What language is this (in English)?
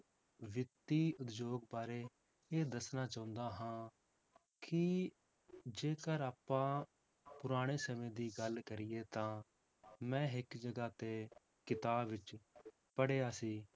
Punjabi